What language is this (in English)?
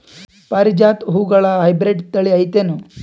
Kannada